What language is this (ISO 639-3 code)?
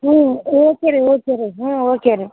kan